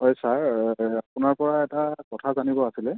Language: Assamese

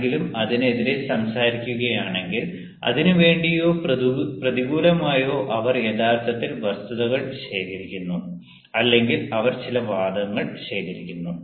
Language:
Malayalam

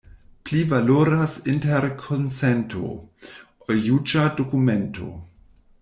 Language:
Esperanto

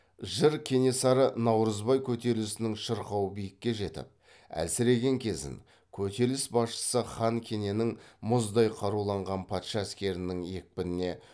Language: Kazakh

